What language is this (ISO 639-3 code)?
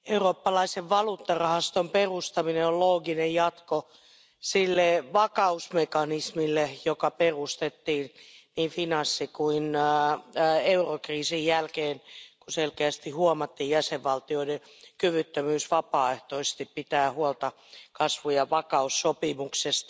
fin